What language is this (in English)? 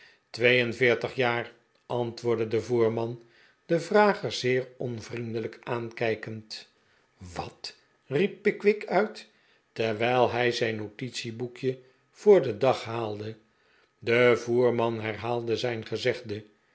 Dutch